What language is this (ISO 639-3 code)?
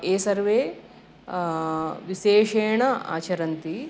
san